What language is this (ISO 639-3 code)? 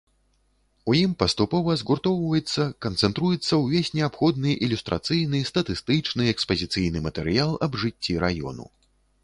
bel